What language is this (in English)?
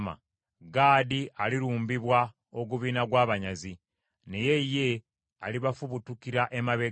Ganda